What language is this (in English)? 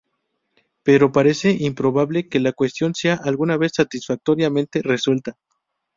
Spanish